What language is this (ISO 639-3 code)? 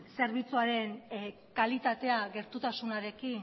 eus